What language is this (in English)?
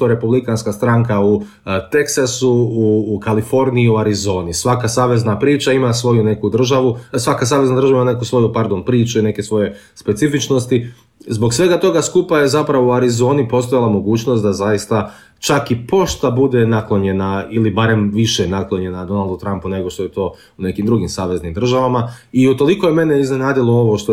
Croatian